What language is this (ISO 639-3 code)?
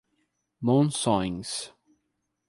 por